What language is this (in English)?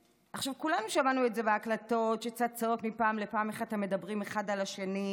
Hebrew